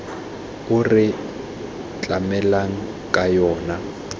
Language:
Tswana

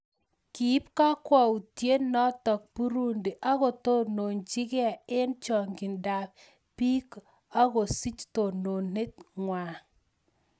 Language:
Kalenjin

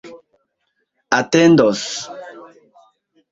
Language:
Esperanto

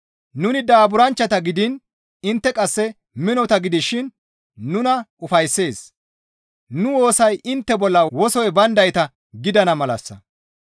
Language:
Gamo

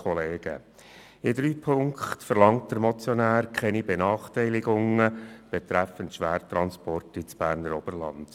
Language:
Swiss German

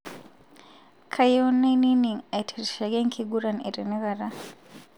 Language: Masai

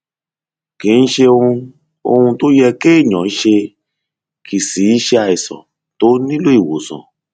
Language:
Yoruba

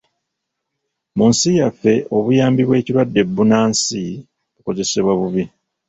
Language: Ganda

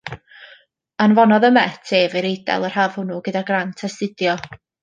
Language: Welsh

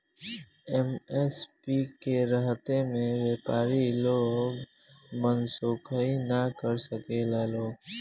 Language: Bhojpuri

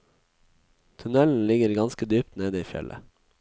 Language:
Norwegian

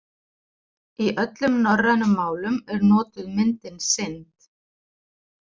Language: Icelandic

